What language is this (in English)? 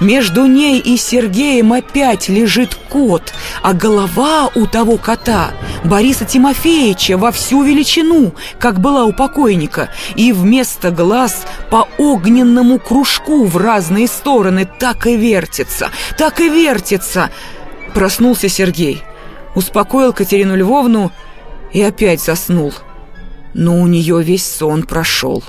Russian